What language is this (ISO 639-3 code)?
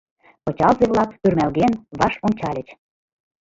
chm